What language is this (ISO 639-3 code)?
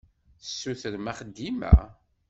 kab